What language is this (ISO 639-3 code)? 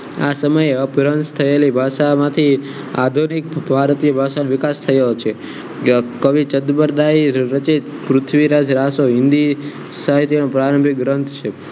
guj